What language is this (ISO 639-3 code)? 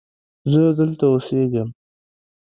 pus